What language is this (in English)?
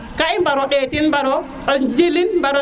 Serer